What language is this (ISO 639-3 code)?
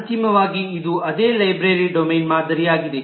kan